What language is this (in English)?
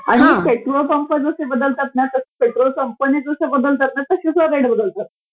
Marathi